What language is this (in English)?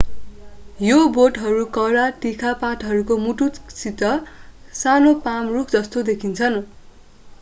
Nepali